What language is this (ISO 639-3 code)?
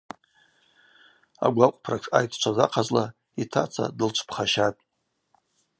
abq